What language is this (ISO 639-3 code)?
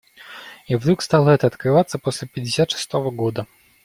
rus